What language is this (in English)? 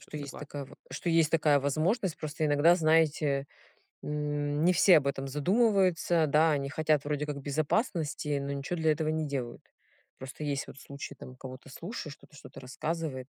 Russian